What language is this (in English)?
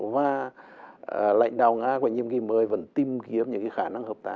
Vietnamese